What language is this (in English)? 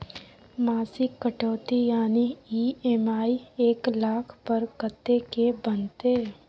Maithili